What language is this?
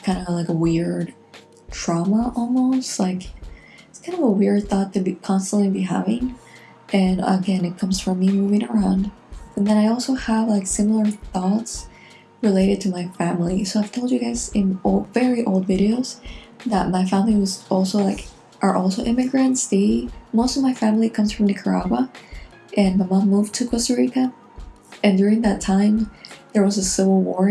English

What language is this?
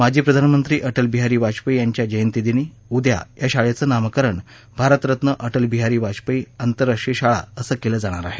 Marathi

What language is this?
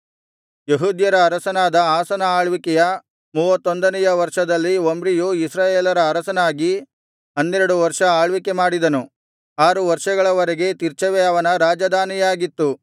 Kannada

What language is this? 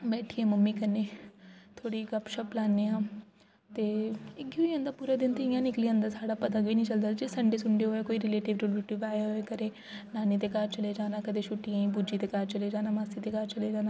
Dogri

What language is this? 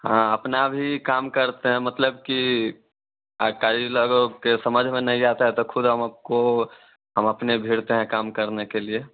Hindi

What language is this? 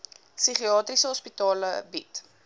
Afrikaans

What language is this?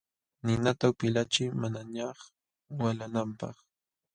Jauja Wanca Quechua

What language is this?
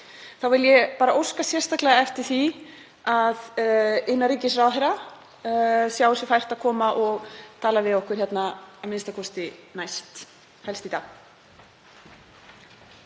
Icelandic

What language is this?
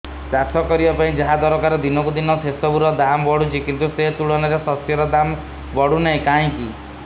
Odia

